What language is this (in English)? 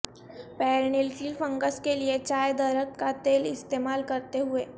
Urdu